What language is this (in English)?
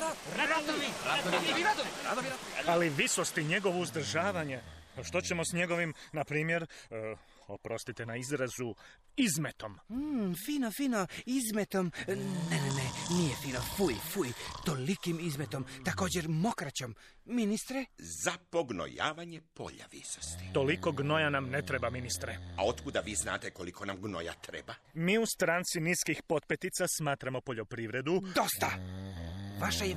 Croatian